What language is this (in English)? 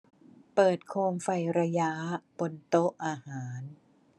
Thai